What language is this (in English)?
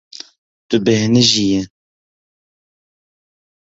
Kurdish